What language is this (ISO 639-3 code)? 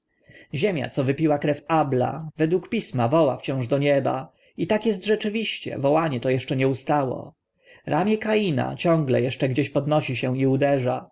pol